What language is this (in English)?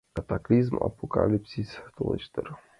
Mari